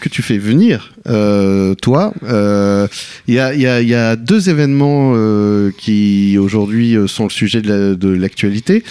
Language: French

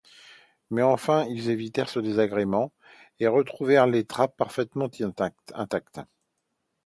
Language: French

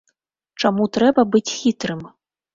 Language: Belarusian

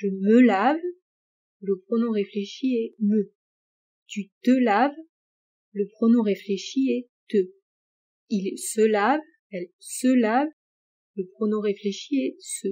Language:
French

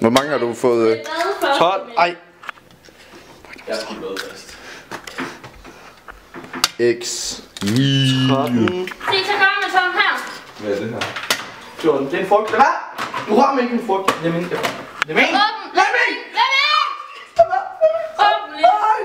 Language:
Danish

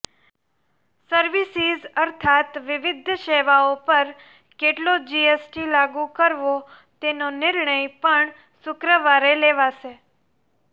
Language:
Gujarati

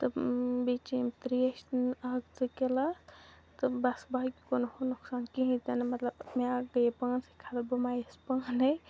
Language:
Kashmiri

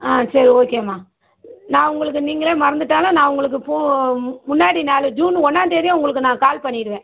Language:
Tamil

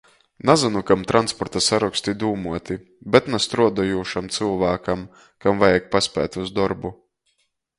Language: Latgalian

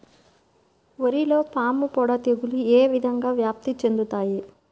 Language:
Telugu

